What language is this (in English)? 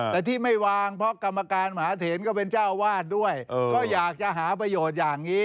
Thai